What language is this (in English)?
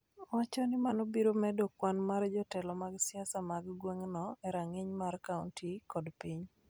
Luo (Kenya and Tanzania)